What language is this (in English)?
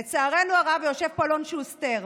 Hebrew